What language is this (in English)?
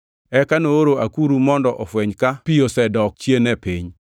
Luo (Kenya and Tanzania)